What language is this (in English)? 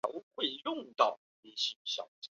Chinese